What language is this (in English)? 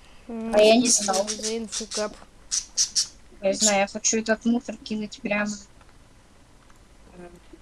Russian